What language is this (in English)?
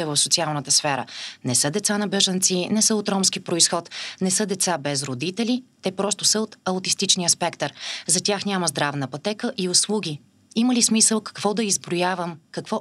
Bulgarian